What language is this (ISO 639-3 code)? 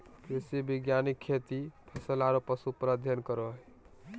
mag